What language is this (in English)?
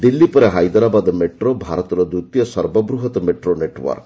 Odia